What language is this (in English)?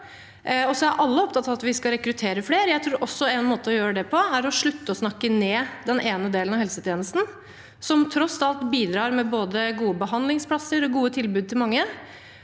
Norwegian